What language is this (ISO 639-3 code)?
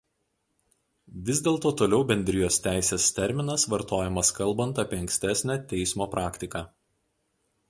lit